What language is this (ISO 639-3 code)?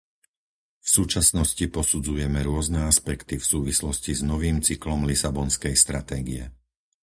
slk